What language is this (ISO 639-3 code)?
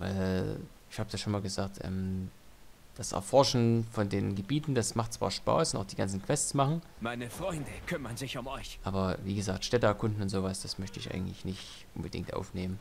deu